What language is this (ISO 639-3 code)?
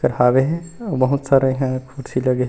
hne